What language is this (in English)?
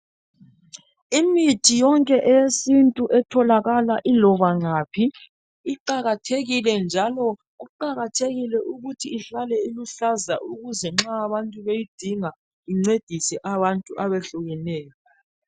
North Ndebele